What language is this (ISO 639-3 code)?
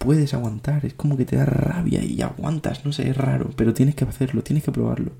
spa